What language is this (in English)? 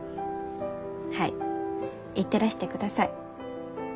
Japanese